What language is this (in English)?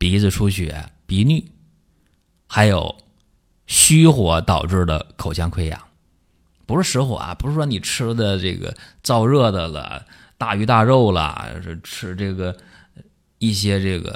Chinese